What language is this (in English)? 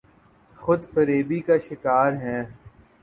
Urdu